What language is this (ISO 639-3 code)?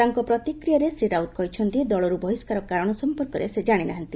ori